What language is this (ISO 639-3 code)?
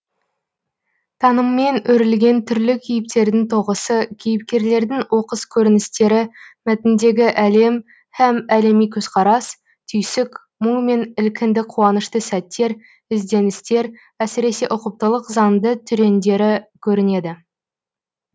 kaz